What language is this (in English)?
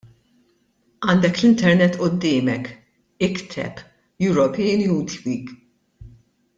Maltese